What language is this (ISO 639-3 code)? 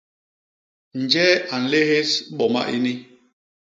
bas